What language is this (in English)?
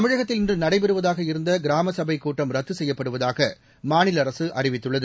Tamil